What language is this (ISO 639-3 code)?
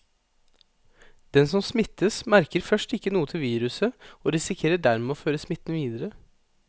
nor